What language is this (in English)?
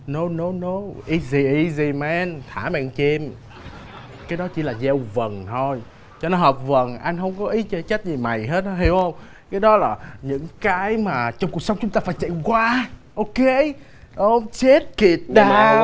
Vietnamese